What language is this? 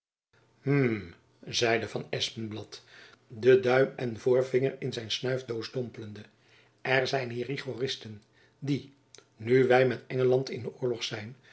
Dutch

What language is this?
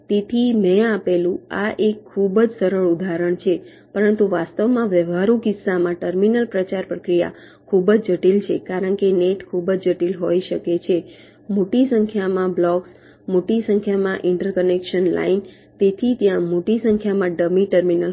Gujarati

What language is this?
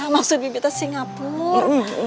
Indonesian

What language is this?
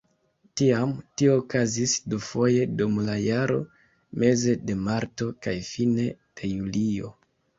Esperanto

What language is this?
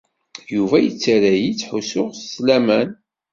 Kabyle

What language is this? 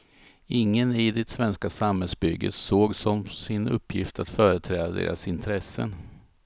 Swedish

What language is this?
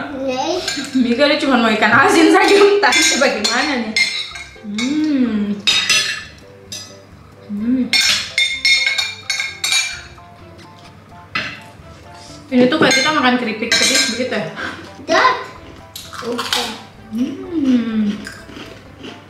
Indonesian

